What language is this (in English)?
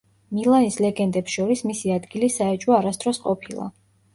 Georgian